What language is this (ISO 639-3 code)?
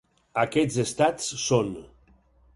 cat